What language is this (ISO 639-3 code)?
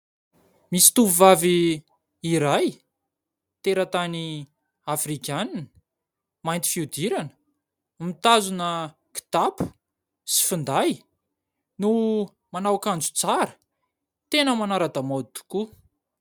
mlg